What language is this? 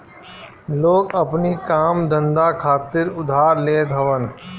Bhojpuri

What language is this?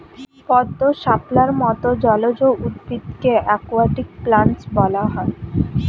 Bangla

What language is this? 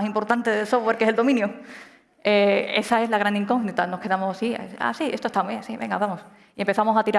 Spanish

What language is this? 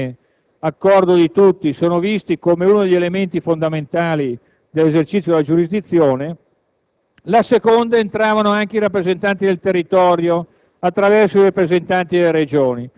Italian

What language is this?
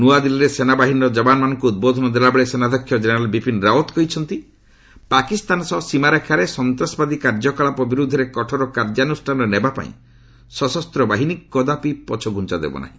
Odia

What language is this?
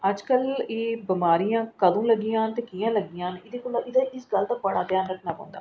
Dogri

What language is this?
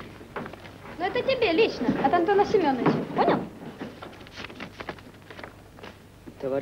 Russian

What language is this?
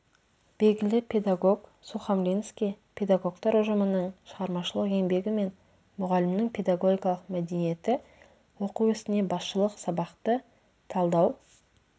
Kazakh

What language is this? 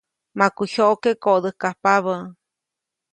Copainalá Zoque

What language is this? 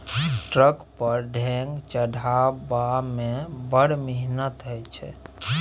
Maithili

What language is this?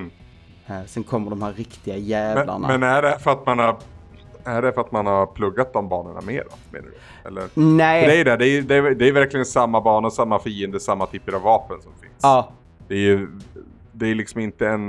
Swedish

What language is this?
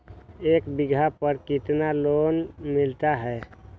Magahi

